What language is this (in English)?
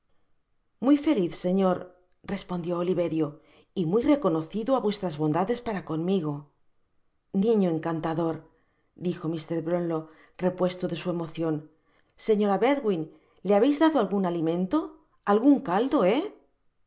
Spanish